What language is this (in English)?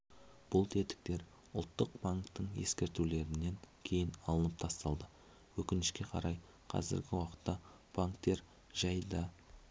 Kazakh